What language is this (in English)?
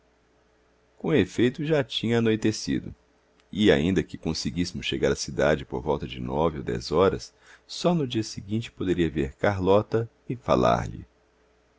Portuguese